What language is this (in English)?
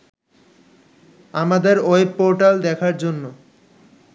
Bangla